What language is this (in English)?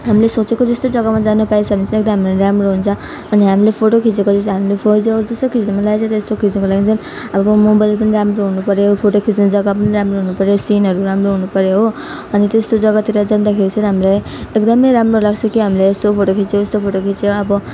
Nepali